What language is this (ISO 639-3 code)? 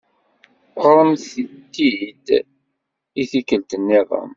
kab